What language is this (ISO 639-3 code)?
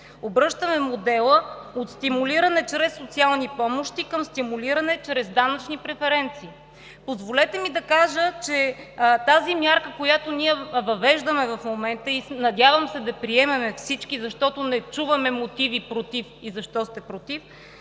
bul